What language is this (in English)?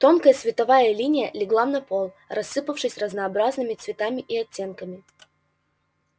Russian